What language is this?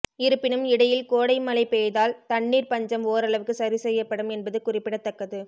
Tamil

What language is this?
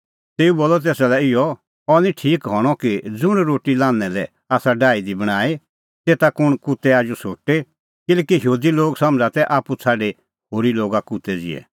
Kullu Pahari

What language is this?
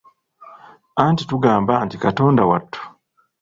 Ganda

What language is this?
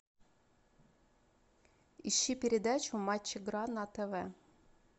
Russian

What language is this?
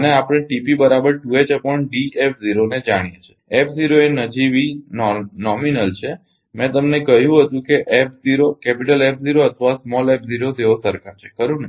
Gujarati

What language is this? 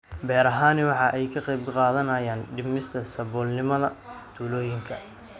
Somali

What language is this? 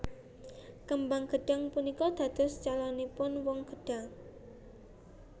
Javanese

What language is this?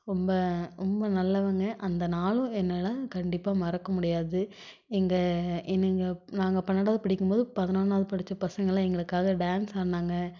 Tamil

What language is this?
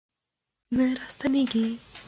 Pashto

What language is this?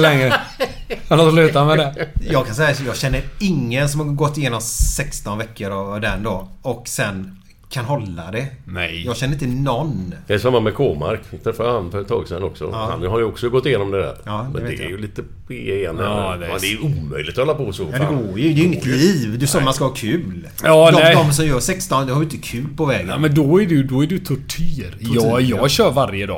Swedish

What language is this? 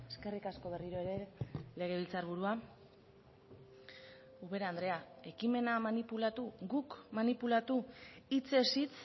Basque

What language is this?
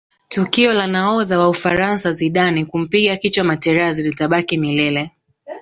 Swahili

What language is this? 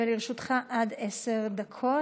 Hebrew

